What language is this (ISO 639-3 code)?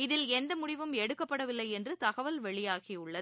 tam